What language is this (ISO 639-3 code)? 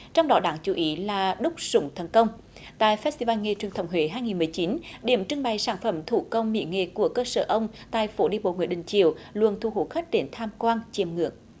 vie